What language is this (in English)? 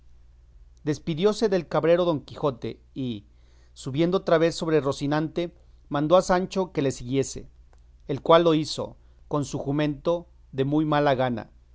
Spanish